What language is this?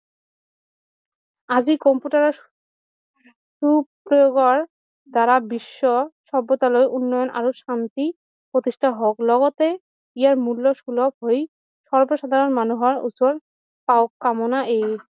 Assamese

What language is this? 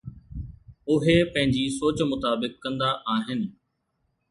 Sindhi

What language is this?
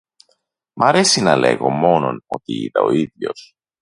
Greek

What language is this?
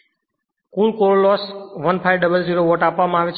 Gujarati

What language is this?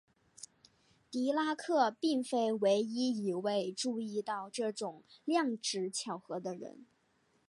Chinese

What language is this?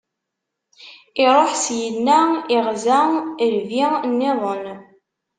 Kabyle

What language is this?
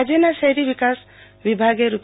Gujarati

